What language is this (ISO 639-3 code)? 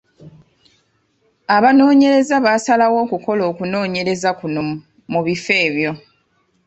lug